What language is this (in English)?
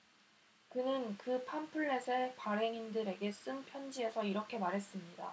Korean